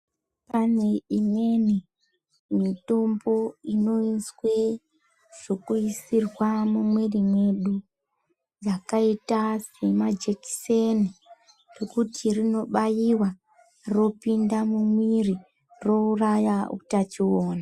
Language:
Ndau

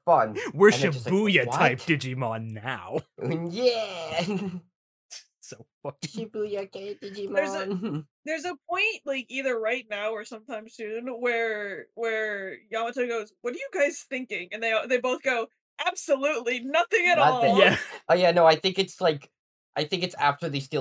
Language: English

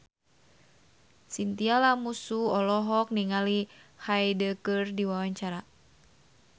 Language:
Sundanese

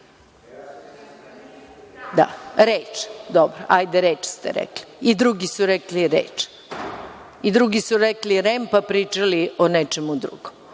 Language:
Serbian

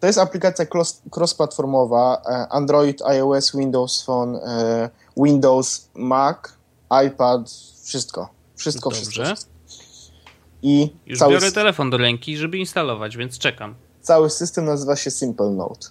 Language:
Polish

